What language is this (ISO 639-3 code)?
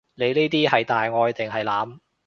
yue